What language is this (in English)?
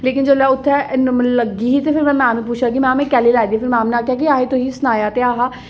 Dogri